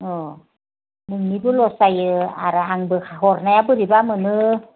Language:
Bodo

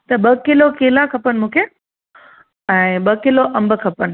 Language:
Sindhi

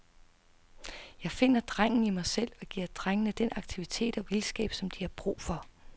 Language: Danish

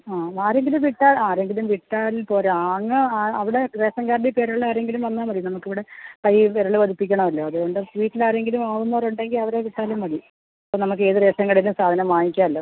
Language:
Malayalam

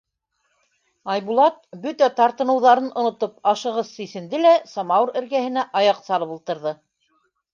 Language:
Bashkir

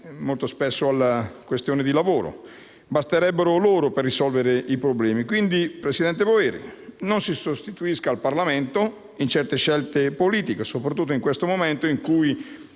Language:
Italian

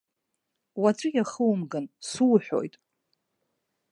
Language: Abkhazian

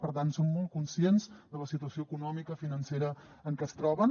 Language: Catalan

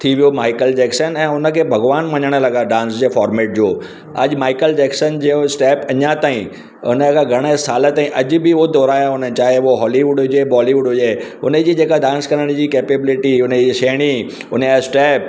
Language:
Sindhi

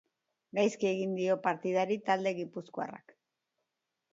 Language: Basque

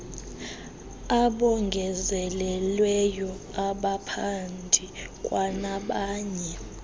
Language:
Xhosa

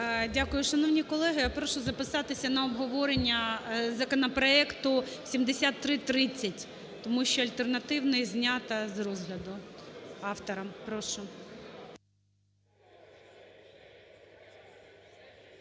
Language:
Ukrainian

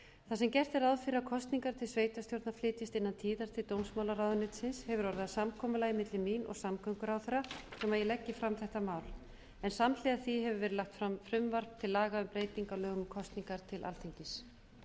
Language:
Icelandic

